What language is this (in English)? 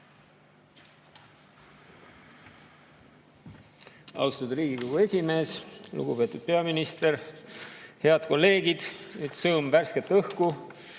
Estonian